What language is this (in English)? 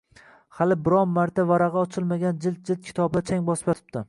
Uzbek